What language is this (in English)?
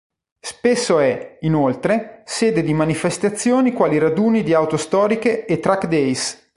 Italian